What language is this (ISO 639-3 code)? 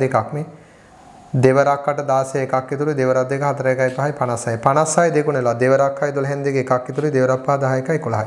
hin